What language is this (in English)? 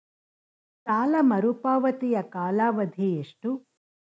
Kannada